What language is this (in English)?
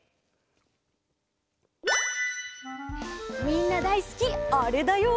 Japanese